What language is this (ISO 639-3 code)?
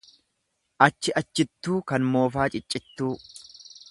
orm